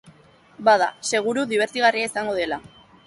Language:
Basque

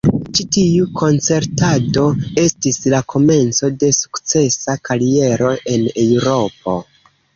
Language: Esperanto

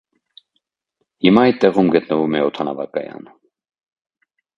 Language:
Armenian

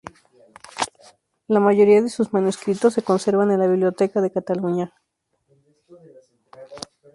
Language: Spanish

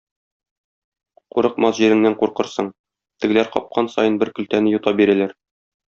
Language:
Tatar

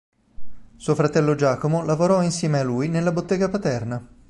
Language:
Italian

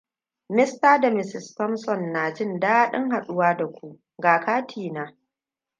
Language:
Hausa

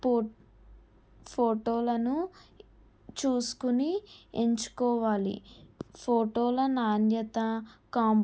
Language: Telugu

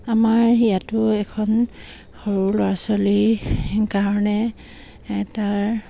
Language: Assamese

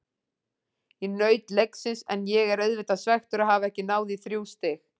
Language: Icelandic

